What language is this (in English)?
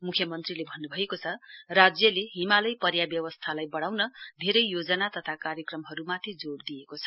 Nepali